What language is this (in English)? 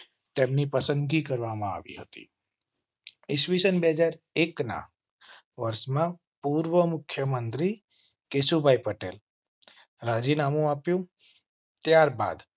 Gujarati